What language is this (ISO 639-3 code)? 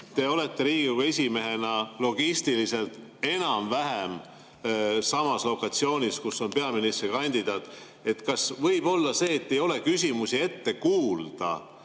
est